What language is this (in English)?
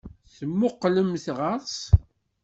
Kabyle